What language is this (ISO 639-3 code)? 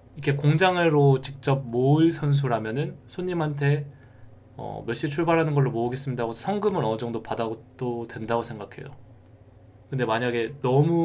kor